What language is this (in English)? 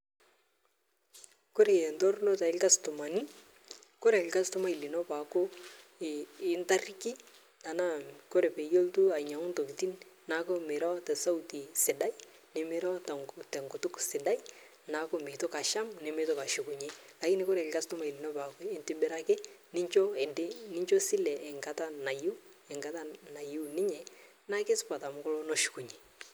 Masai